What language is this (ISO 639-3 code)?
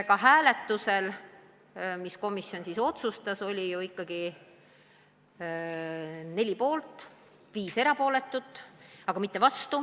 est